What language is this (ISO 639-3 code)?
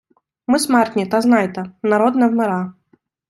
ukr